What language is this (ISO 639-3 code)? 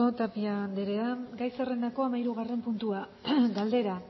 eus